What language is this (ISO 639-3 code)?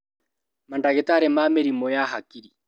kik